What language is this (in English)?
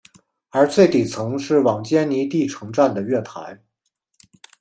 Chinese